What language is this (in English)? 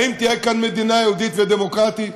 Hebrew